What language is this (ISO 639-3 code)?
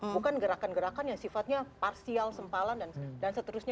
ind